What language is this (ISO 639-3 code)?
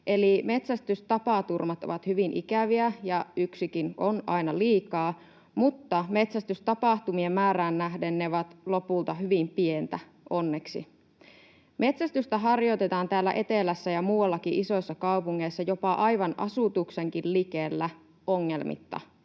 fin